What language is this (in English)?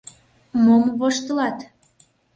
Mari